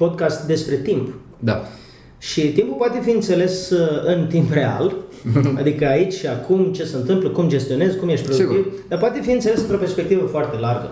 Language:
Romanian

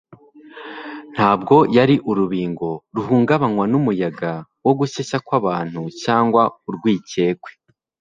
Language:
Kinyarwanda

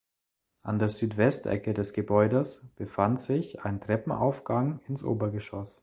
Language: German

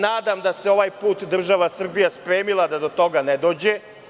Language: Serbian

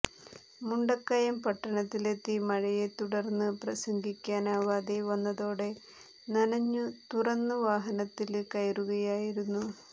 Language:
Malayalam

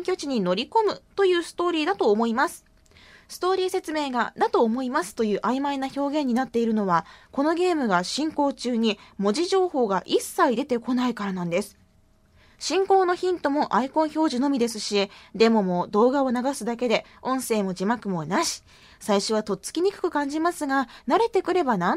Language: Japanese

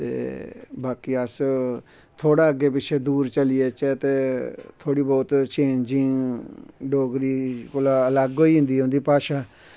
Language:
Dogri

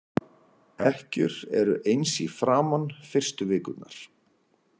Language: Icelandic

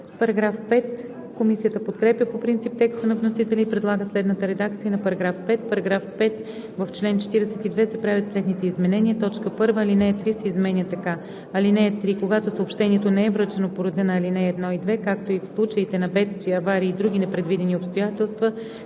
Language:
Bulgarian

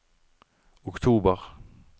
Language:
Norwegian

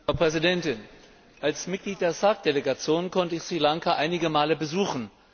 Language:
German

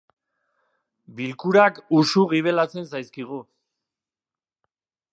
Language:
Basque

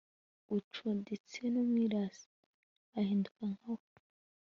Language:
Kinyarwanda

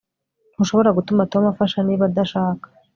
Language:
Kinyarwanda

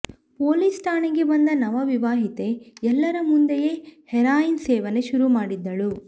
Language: Kannada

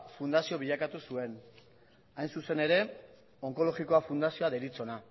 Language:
Basque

